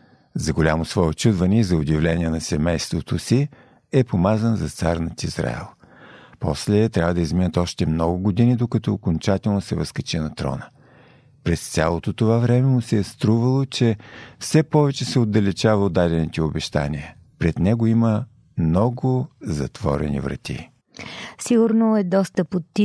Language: Bulgarian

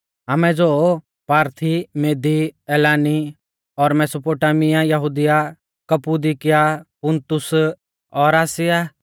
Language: Mahasu Pahari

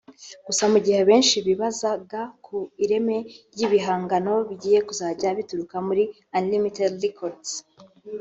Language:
Kinyarwanda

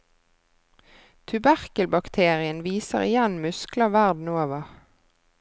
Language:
Norwegian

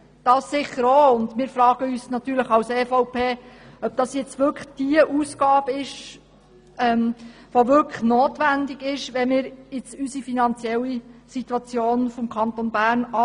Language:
Swiss German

